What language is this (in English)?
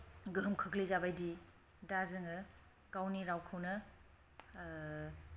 Bodo